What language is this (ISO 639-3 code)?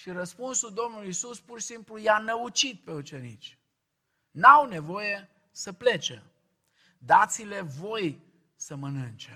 ron